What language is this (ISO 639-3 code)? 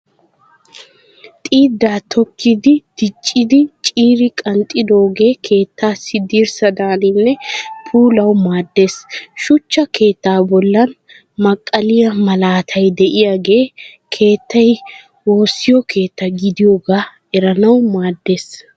wal